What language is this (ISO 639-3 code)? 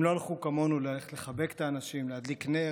heb